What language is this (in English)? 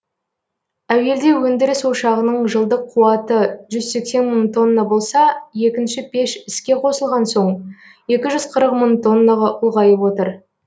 Kazakh